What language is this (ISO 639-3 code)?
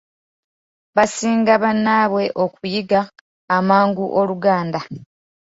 lug